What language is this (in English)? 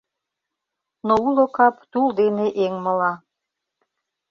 Mari